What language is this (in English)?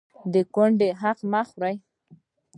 Pashto